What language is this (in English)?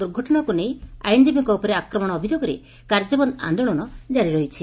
Odia